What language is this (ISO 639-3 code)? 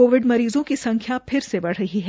hin